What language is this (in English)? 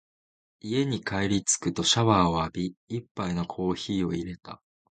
Japanese